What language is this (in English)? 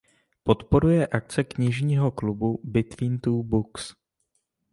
Czech